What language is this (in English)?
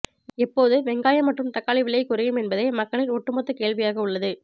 Tamil